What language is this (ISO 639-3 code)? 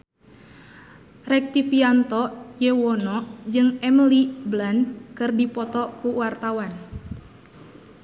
sun